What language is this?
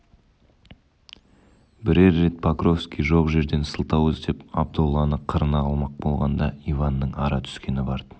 Kazakh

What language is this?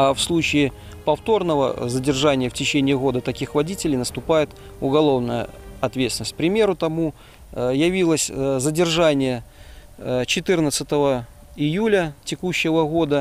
Russian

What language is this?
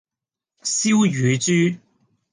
Cantonese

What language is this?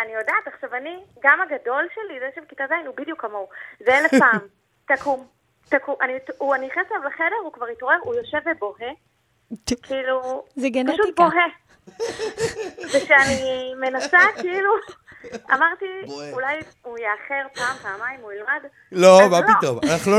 Hebrew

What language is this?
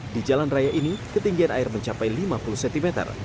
Indonesian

